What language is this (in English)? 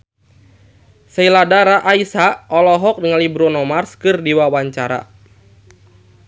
Sundanese